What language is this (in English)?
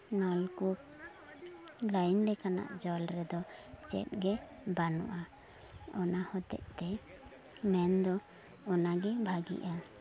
Santali